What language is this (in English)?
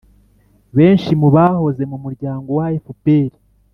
Kinyarwanda